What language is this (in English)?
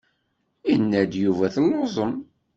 Kabyle